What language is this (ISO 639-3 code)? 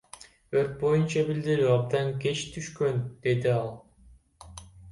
kir